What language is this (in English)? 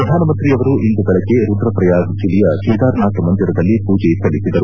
Kannada